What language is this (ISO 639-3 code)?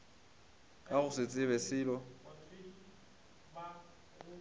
nso